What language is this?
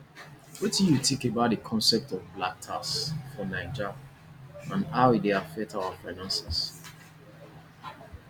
Nigerian Pidgin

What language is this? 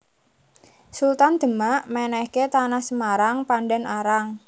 Javanese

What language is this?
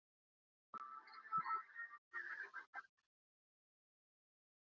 Icelandic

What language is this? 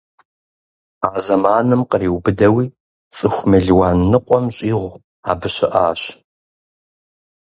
Kabardian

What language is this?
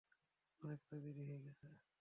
Bangla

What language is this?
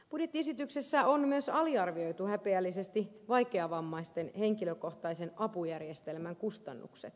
Finnish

